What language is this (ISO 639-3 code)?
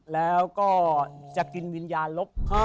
tha